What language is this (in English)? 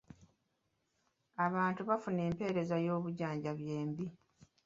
Ganda